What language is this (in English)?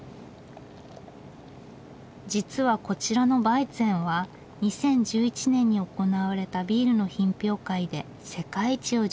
Japanese